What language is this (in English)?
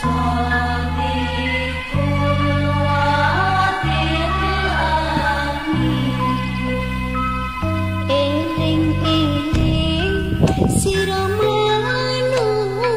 Vietnamese